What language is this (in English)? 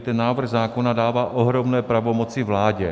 Czech